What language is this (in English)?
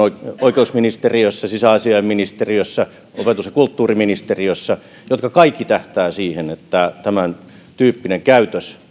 Finnish